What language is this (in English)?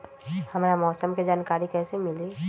Magahi